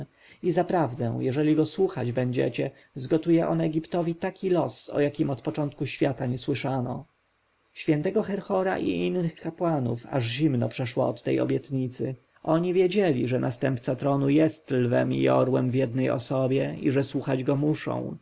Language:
Polish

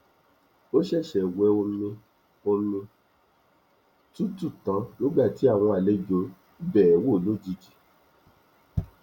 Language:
Yoruba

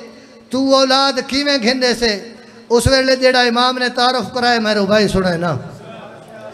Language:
Hindi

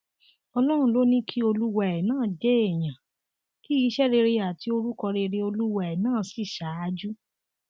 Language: Yoruba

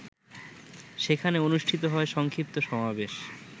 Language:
Bangla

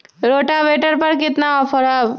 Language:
Magahi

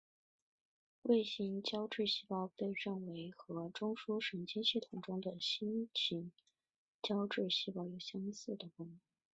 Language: Chinese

